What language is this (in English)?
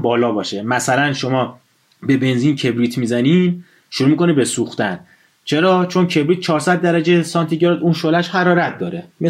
Persian